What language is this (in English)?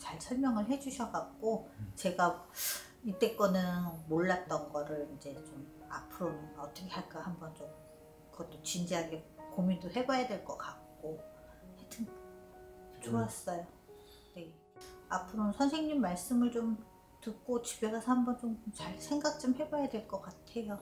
Korean